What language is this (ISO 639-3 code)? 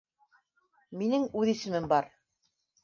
bak